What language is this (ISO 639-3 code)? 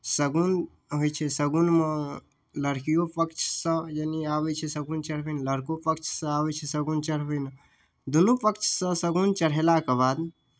mai